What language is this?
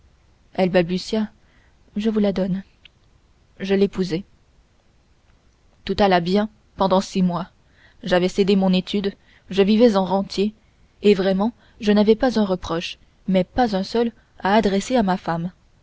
French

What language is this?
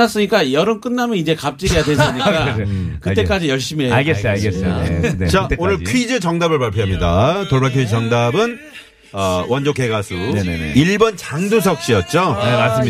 Korean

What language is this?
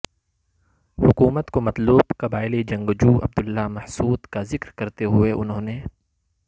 Urdu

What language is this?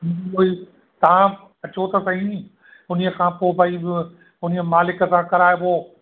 Sindhi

